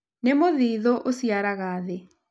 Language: Kikuyu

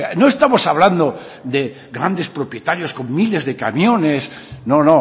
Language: Spanish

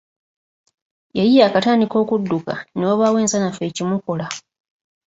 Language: Ganda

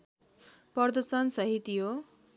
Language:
Nepali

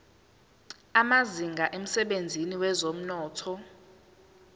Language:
Zulu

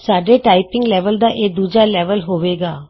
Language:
Punjabi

